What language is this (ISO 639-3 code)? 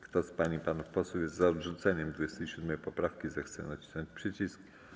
pol